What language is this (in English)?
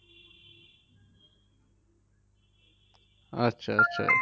Bangla